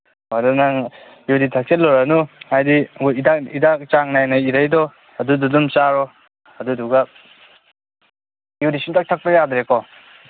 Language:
Manipuri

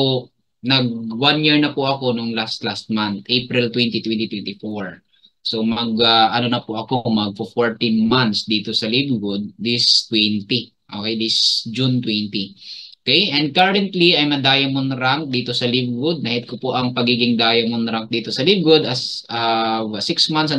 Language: Filipino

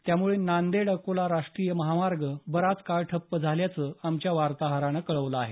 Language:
Marathi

